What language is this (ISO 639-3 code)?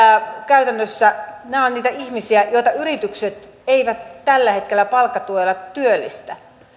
fin